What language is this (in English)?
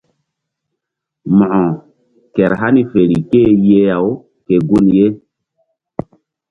Mbum